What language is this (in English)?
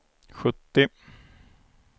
Swedish